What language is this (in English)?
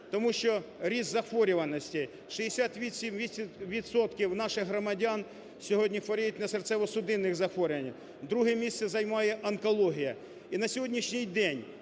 Ukrainian